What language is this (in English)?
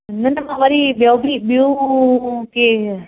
Sindhi